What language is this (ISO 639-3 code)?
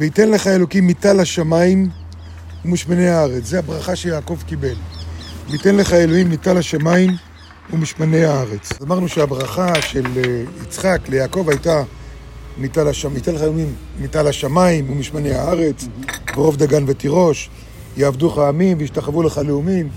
heb